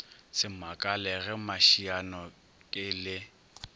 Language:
Northern Sotho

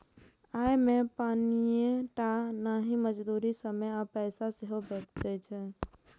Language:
Maithili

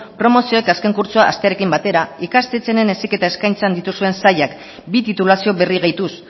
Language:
Basque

